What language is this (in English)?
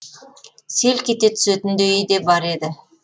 Kazakh